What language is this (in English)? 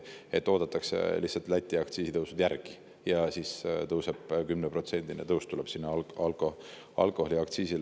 Estonian